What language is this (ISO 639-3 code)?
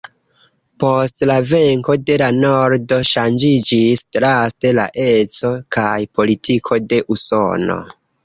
epo